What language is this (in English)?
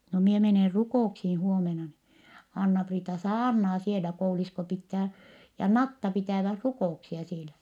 Finnish